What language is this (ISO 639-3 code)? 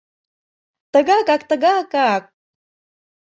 chm